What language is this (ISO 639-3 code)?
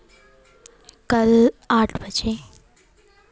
hin